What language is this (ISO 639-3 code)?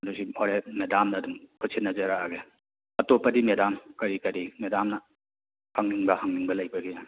mni